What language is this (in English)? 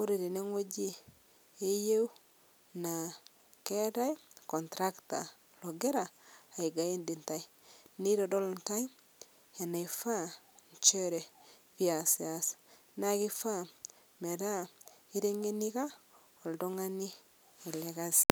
Masai